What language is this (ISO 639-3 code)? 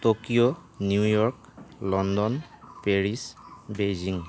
asm